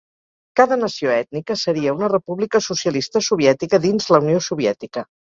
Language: Catalan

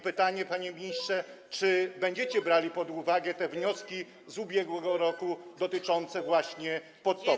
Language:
Polish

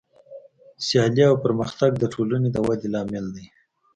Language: Pashto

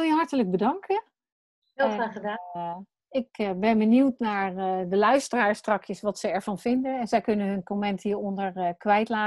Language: Dutch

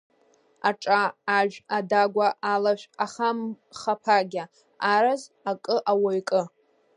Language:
Abkhazian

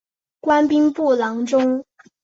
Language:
Chinese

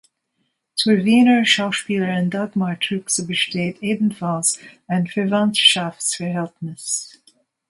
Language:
German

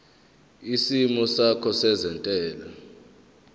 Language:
Zulu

